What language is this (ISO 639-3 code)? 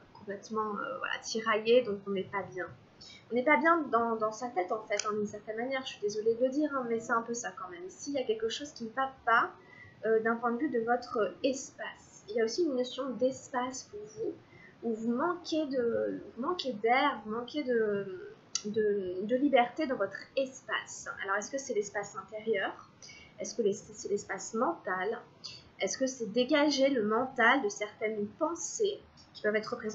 fra